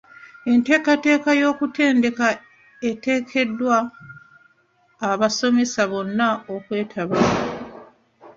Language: Ganda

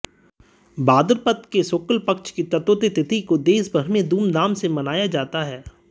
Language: Hindi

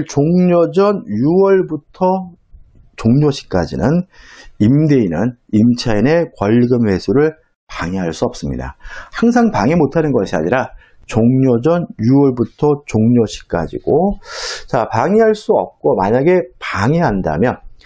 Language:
Korean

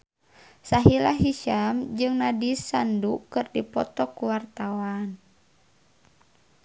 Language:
Sundanese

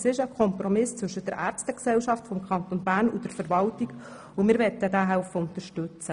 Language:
Swiss German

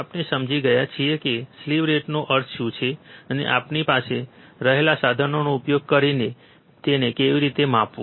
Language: Gujarati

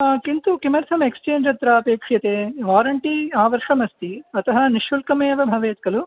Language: Sanskrit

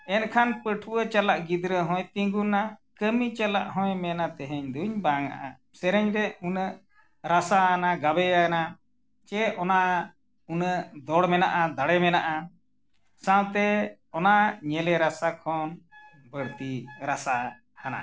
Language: Santali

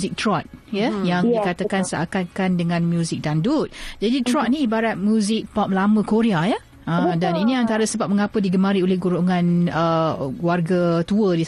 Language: Malay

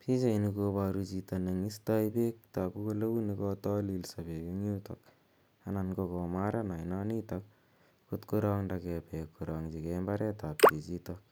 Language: Kalenjin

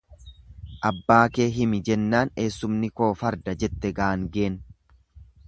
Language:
Oromo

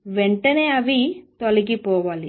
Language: Telugu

